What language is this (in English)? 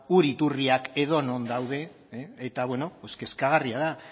Basque